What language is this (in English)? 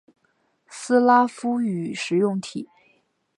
Chinese